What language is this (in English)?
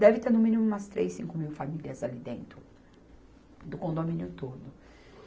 Portuguese